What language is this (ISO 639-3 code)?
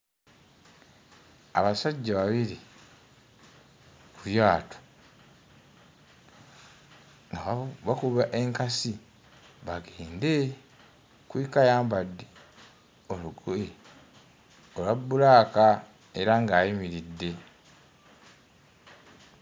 lug